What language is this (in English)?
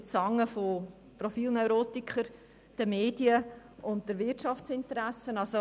Swiss German